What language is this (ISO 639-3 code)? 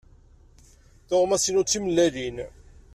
kab